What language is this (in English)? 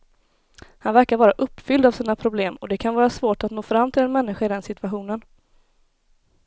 Swedish